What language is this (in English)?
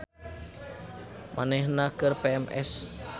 Sundanese